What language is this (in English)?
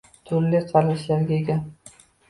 Uzbek